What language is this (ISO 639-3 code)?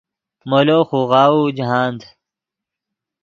ydg